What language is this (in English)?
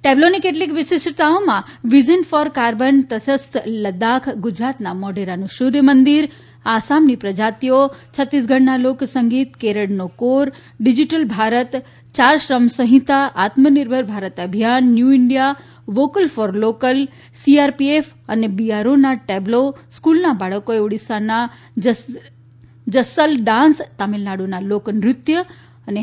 Gujarati